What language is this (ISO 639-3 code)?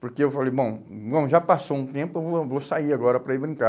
por